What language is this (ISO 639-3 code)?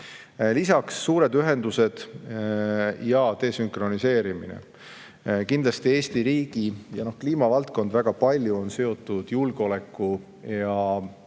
est